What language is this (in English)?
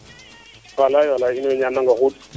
Serer